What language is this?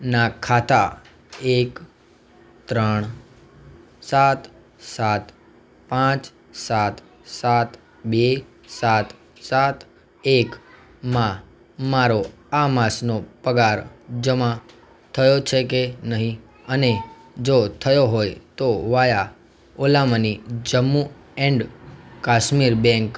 Gujarati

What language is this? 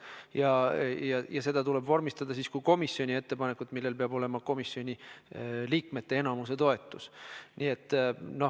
Estonian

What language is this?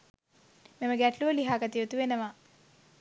Sinhala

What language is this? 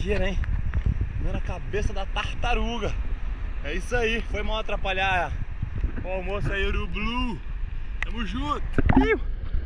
Portuguese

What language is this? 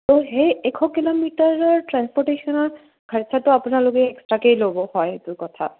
Assamese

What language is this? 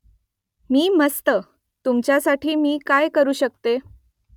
Marathi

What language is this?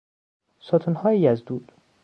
Persian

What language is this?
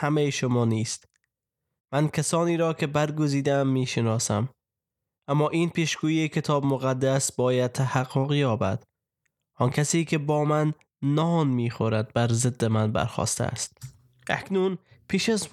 Persian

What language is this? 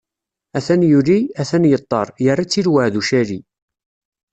Kabyle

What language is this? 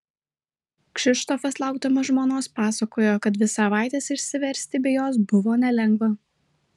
Lithuanian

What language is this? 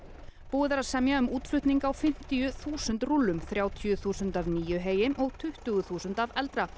Icelandic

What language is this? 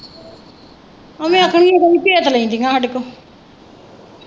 Punjabi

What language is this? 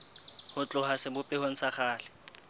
Southern Sotho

